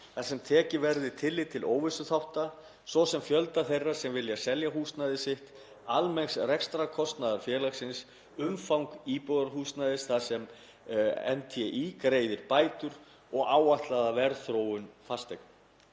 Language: Icelandic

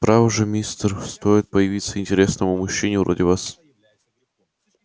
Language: Russian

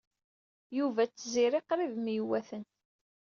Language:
Kabyle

